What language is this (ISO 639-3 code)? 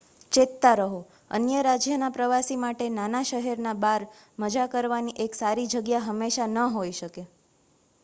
guj